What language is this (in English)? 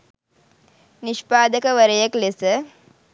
Sinhala